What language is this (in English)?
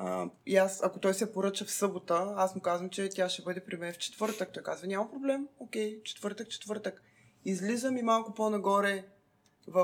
Bulgarian